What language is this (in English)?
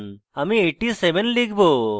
Bangla